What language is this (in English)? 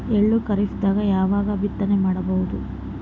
Kannada